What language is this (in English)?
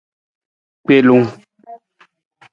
Nawdm